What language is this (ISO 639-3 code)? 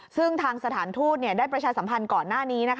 tha